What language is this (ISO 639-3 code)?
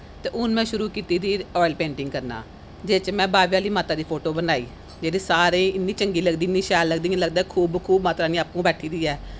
doi